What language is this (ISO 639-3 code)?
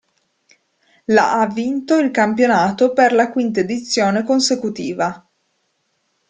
ita